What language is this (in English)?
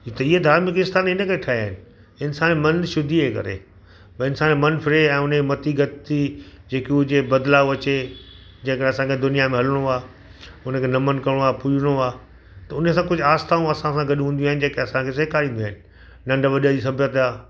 Sindhi